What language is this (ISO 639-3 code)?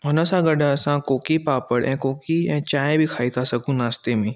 snd